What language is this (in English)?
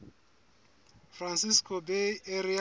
Southern Sotho